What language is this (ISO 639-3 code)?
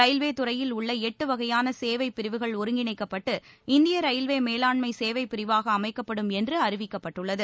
tam